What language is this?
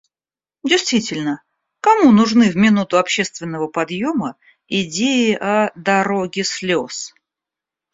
Russian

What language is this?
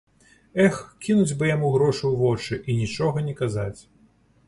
Belarusian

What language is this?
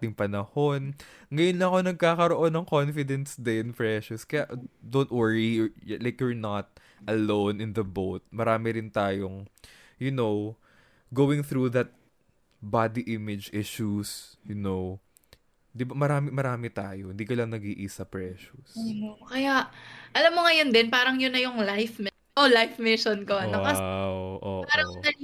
Filipino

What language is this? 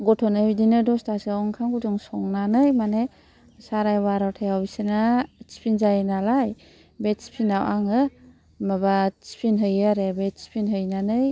Bodo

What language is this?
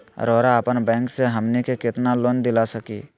Magahi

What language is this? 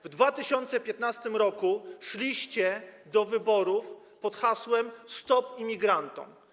Polish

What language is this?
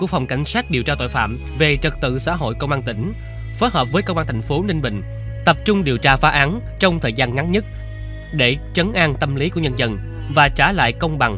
Vietnamese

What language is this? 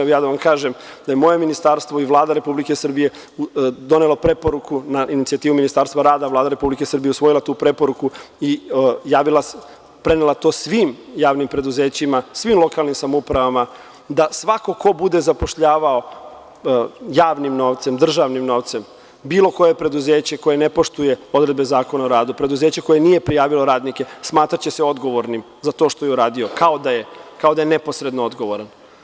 Serbian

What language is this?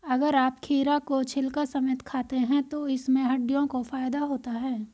Hindi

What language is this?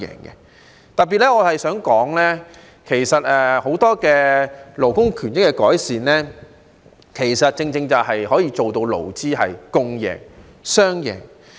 Cantonese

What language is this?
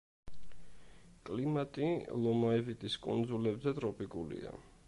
Georgian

